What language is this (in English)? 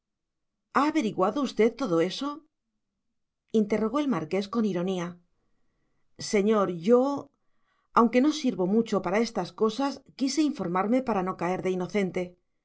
Spanish